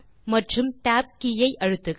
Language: Tamil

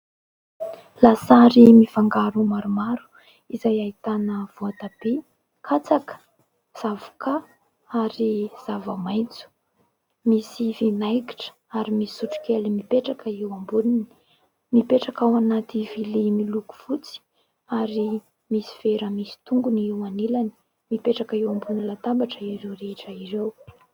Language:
Malagasy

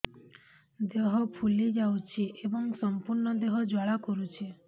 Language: Odia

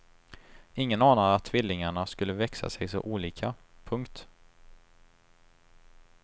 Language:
Swedish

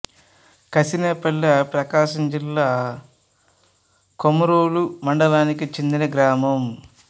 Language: Telugu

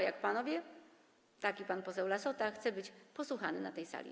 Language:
Polish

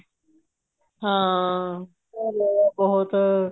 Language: Punjabi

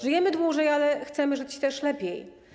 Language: Polish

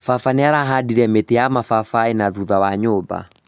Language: Kikuyu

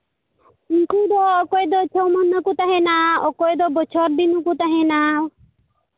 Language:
Santali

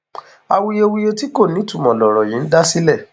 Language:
Yoruba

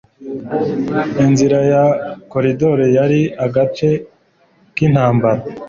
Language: Kinyarwanda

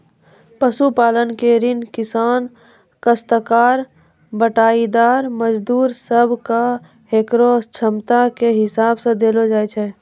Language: Maithili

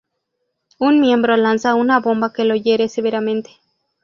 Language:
Spanish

